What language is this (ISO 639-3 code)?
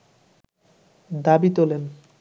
ben